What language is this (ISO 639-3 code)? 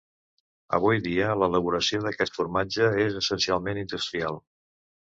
cat